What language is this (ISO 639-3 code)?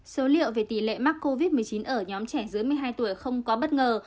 vie